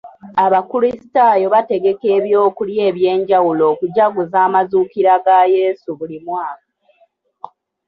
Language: Ganda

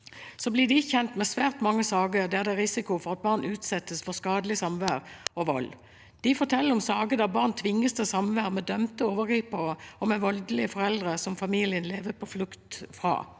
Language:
Norwegian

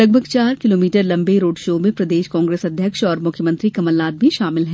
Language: Hindi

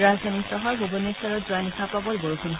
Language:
Assamese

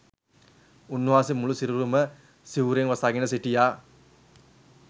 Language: Sinhala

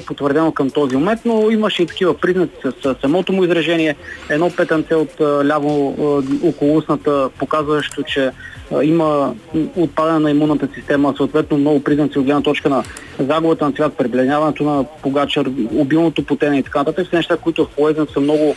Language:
Bulgarian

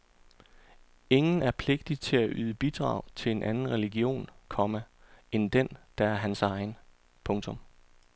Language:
Danish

